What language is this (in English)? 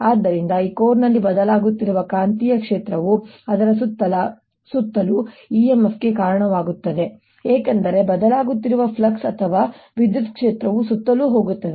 Kannada